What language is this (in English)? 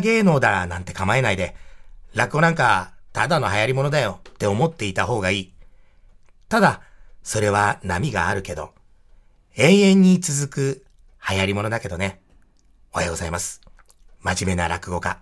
Japanese